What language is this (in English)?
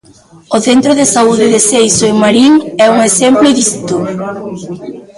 Galician